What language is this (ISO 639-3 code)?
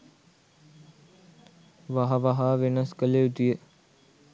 sin